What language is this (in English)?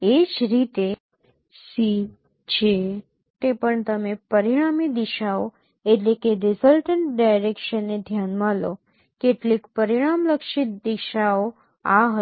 Gujarati